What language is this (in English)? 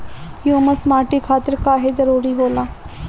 Bhojpuri